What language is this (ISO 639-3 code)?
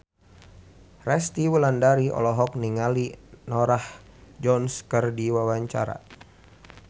sun